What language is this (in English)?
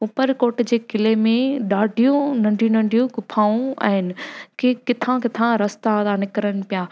Sindhi